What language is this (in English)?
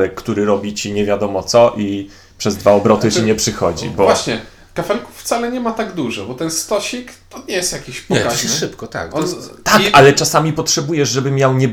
Polish